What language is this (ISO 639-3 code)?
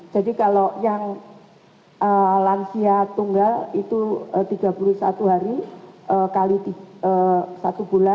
ind